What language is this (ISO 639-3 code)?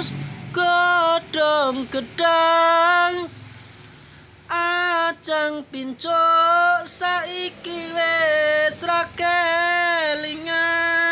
ind